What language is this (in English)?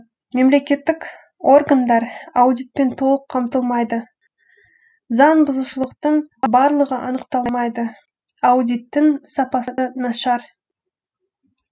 Kazakh